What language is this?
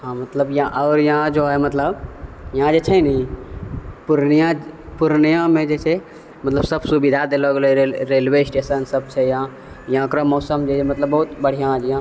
Maithili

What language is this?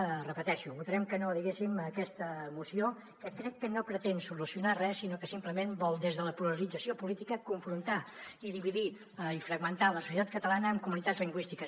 Catalan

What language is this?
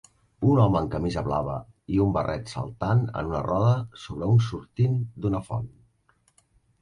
Catalan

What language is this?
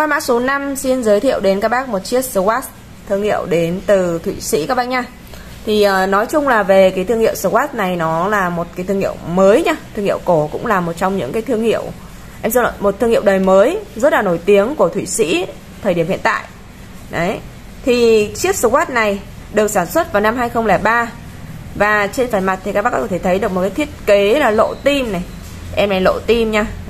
Vietnamese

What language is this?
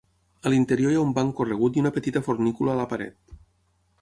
Catalan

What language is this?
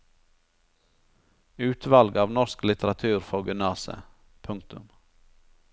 Norwegian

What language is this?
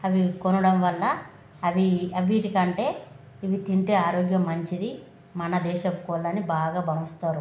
Telugu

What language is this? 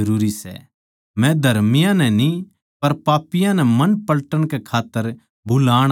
Haryanvi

